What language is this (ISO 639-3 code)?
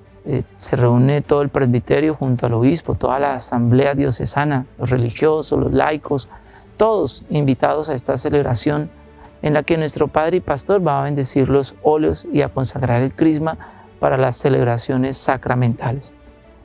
spa